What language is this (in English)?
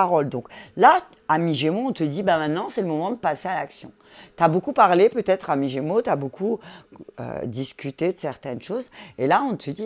French